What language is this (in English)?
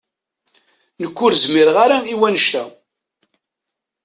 Kabyle